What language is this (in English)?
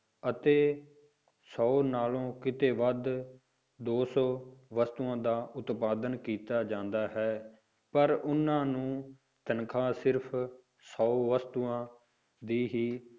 Punjabi